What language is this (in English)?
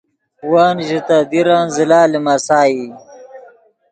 Yidgha